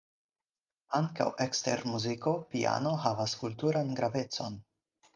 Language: Esperanto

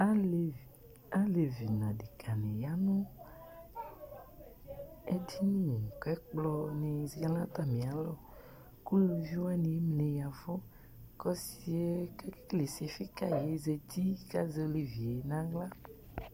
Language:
Ikposo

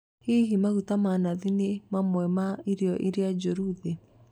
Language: Kikuyu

